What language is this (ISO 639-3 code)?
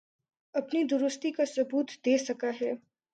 urd